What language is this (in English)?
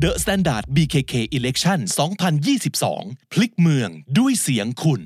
Thai